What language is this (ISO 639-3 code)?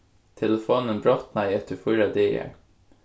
fao